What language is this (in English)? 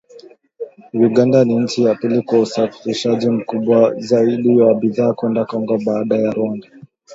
Swahili